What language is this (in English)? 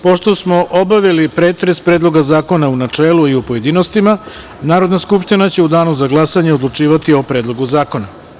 Serbian